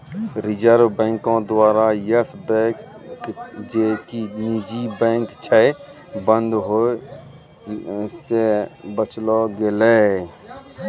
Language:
Maithili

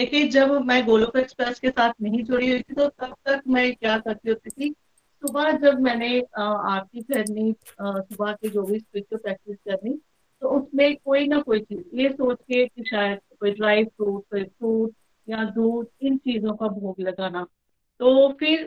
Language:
Hindi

